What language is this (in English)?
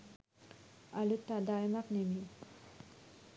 Sinhala